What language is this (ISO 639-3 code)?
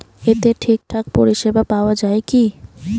ben